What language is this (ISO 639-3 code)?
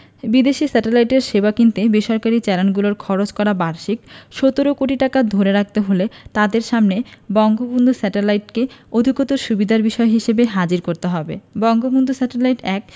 ben